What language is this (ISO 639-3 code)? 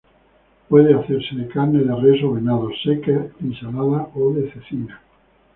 spa